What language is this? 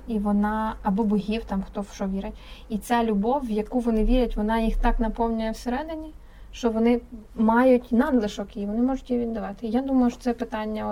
Ukrainian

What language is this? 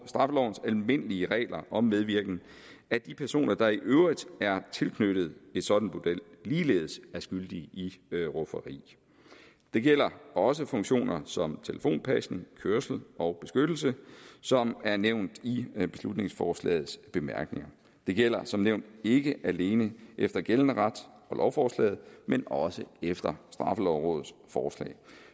Danish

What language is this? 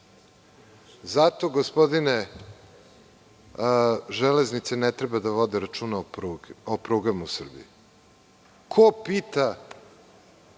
Serbian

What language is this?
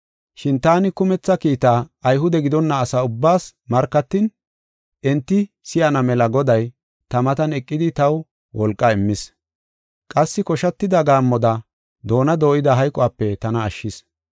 Gofa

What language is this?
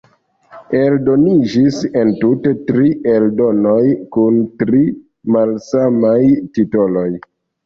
Esperanto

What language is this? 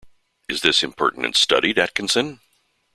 English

